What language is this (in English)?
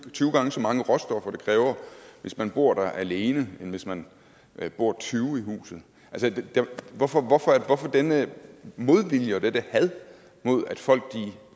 Danish